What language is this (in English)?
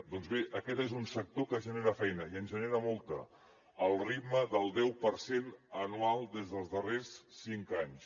Catalan